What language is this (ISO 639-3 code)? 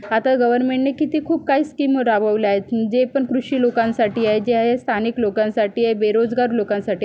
mar